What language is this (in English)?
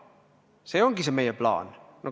Estonian